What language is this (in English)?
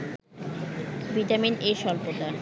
Bangla